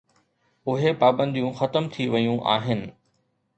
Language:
Sindhi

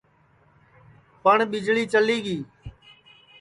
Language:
Sansi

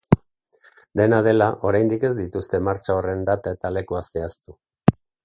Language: Basque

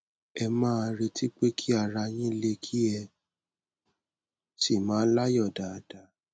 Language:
Yoruba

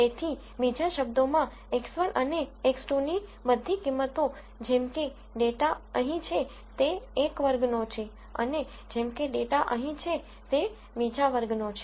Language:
Gujarati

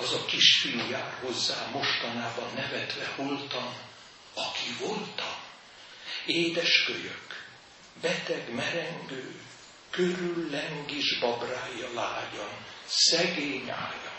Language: Hungarian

